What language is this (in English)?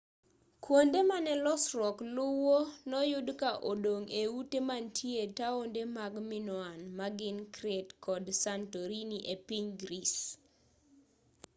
Luo (Kenya and Tanzania)